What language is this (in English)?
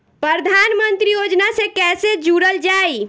Bhojpuri